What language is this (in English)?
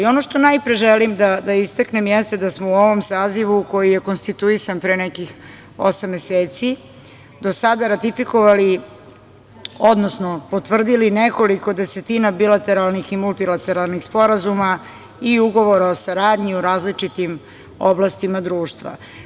Serbian